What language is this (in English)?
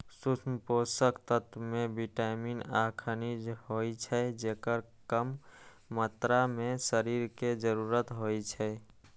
Maithili